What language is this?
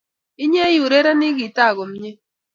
Kalenjin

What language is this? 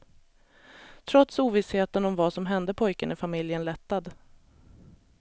Swedish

